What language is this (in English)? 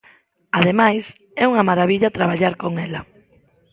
Galician